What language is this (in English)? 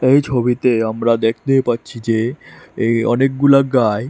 Bangla